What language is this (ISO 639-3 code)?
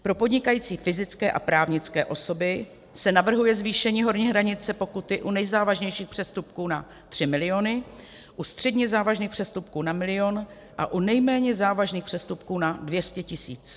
ces